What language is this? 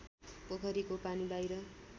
Nepali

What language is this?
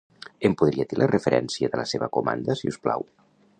Catalan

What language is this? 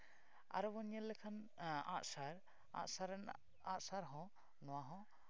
Santali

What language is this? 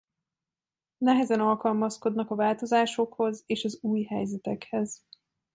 Hungarian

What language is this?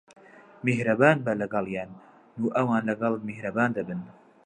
Central Kurdish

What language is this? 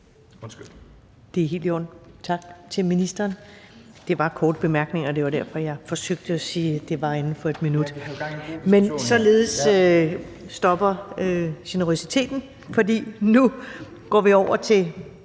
Danish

